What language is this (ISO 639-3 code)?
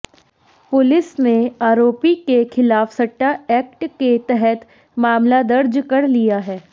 hin